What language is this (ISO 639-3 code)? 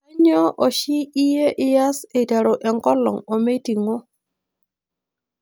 mas